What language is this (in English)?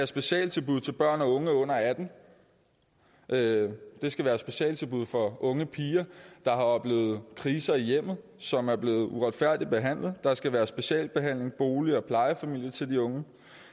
Danish